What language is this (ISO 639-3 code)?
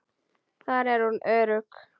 isl